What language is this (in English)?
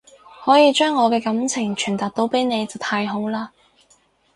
Cantonese